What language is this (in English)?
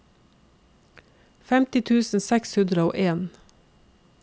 Norwegian